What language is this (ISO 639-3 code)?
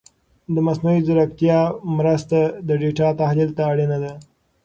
pus